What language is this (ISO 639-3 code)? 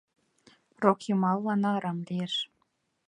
chm